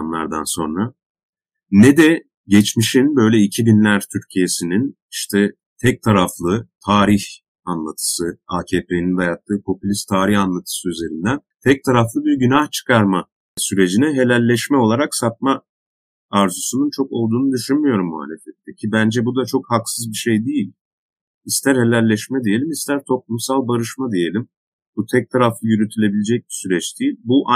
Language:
Turkish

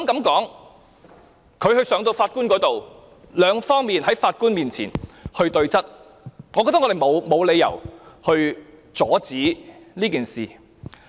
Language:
Cantonese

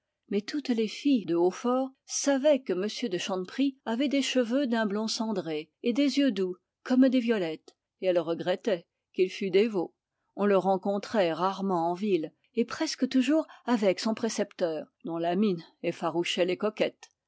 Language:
French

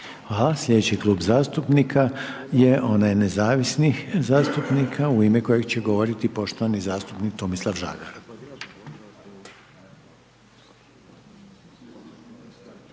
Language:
Croatian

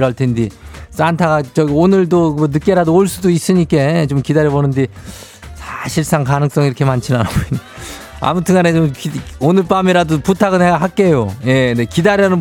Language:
Korean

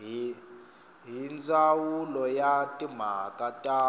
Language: Tsonga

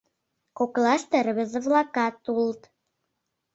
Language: Mari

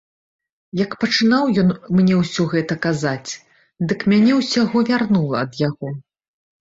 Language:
Belarusian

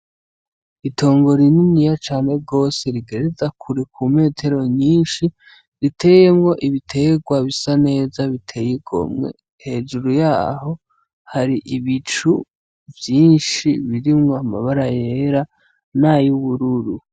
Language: Rundi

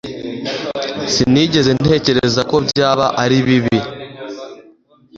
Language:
Kinyarwanda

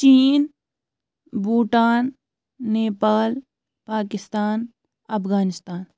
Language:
Kashmiri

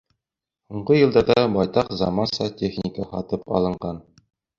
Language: Bashkir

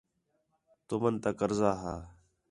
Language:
Khetrani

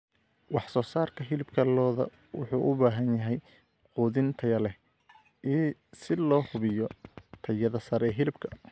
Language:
Somali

